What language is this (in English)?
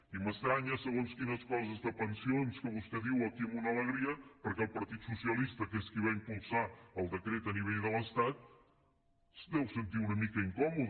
Catalan